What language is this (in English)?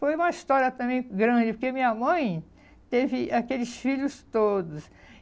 Portuguese